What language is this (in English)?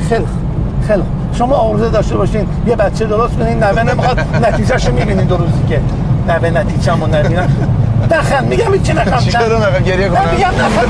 Persian